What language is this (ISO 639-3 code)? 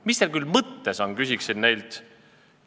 est